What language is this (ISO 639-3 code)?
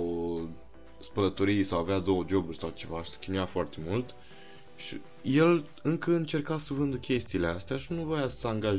ron